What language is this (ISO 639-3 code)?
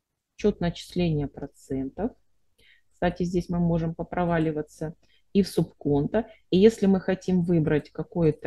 rus